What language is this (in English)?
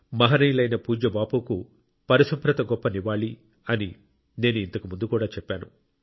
Telugu